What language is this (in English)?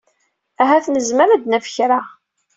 Kabyle